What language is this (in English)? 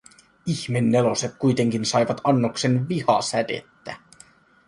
Finnish